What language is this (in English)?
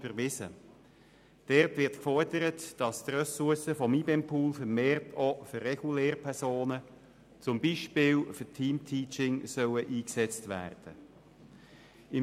Swiss German